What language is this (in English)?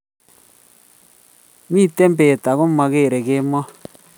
Kalenjin